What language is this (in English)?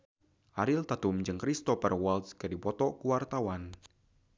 Sundanese